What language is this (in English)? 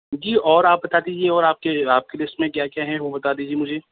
Urdu